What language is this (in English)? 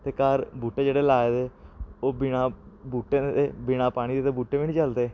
Dogri